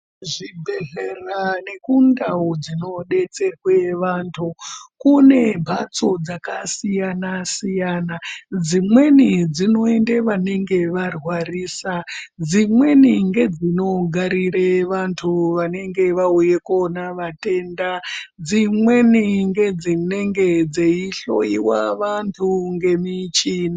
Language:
Ndau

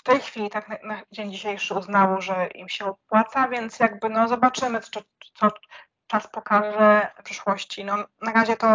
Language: Polish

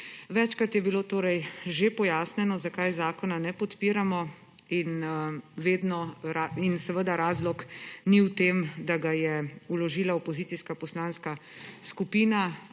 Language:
Slovenian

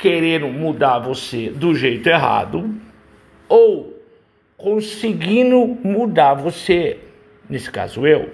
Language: Portuguese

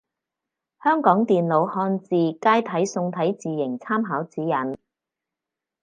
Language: Cantonese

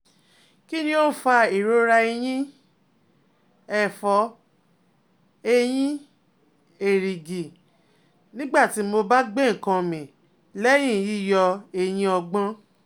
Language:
Yoruba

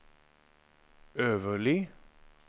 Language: Norwegian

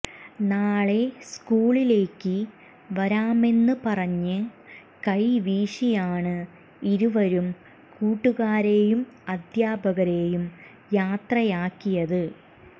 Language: Malayalam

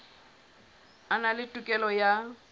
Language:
Southern Sotho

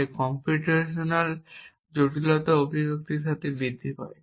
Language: Bangla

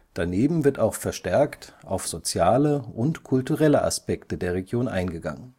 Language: German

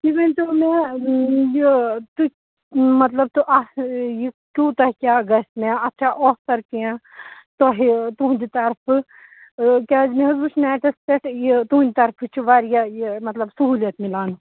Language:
Kashmiri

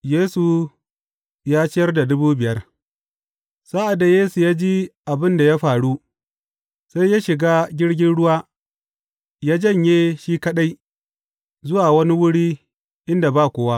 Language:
Hausa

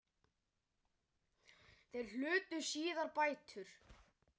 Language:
Icelandic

